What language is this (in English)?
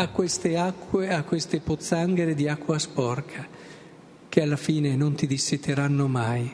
Italian